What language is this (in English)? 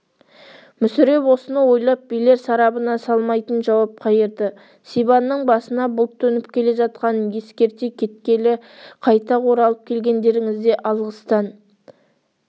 Kazakh